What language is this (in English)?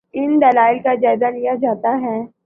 Urdu